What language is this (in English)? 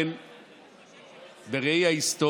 Hebrew